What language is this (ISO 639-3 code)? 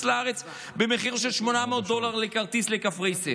heb